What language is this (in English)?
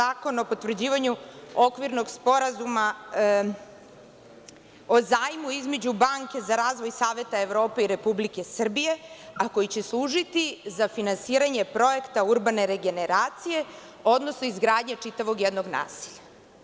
Serbian